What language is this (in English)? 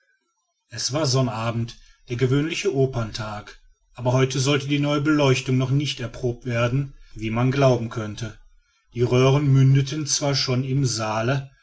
German